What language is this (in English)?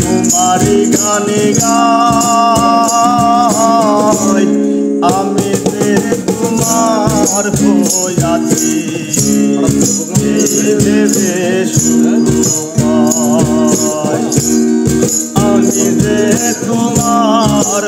Bangla